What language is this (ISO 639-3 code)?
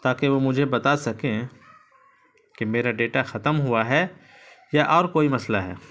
urd